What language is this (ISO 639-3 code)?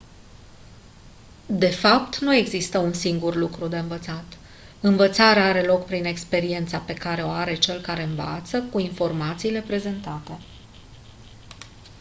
ron